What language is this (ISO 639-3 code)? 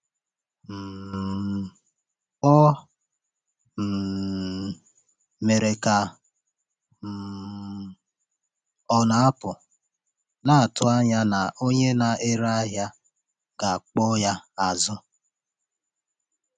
ibo